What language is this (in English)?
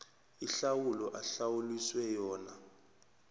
South Ndebele